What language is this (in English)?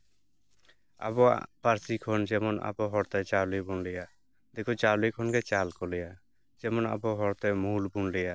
Santali